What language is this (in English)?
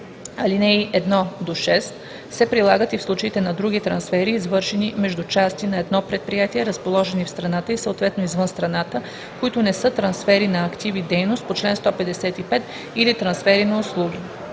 Bulgarian